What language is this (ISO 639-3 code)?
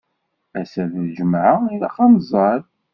kab